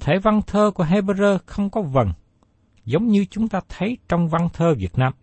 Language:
Vietnamese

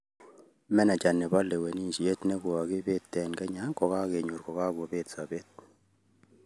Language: Kalenjin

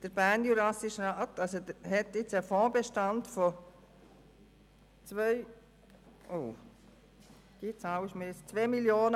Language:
Swiss German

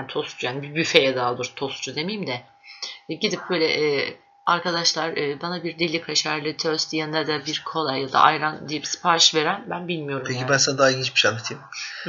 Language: Turkish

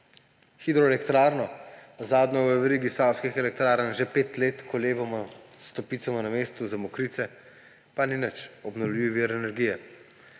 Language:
Slovenian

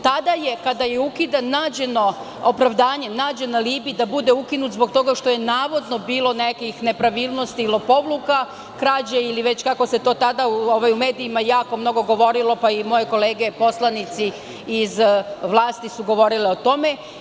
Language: Serbian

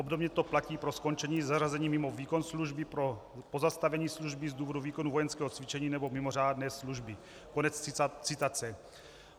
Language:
Czech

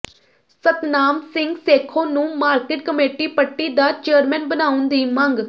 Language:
Punjabi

